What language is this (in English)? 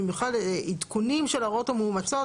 Hebrew